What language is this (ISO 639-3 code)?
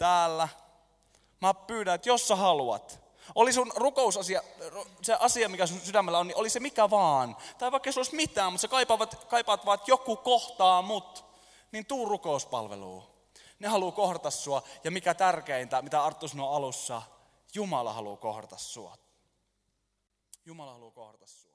fin